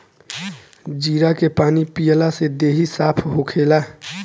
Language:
Bhojpuri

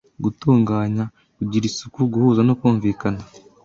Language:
Kinyarwanda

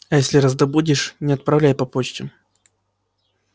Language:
Russian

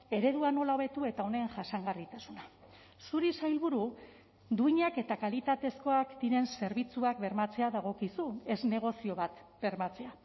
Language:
Basque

